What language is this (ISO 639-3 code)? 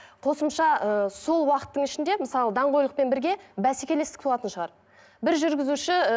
kaz